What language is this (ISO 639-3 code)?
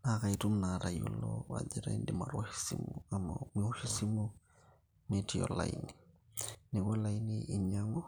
mas